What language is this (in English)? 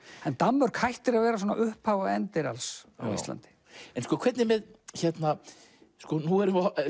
Icelandic